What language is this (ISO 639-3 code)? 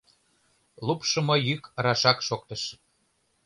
chm